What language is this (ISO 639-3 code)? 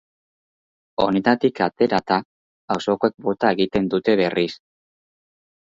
eus